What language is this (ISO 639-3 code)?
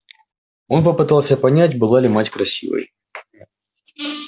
rus